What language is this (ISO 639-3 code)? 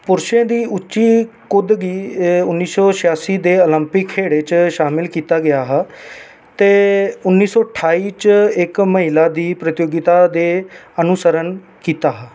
doi